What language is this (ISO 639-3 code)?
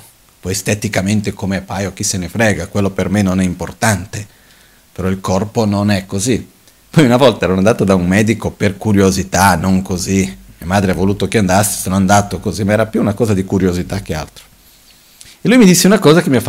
ita